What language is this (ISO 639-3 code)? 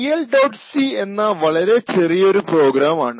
mal